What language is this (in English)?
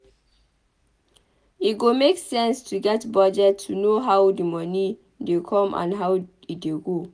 Nigerian Pidgin